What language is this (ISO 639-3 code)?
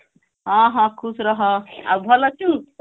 ori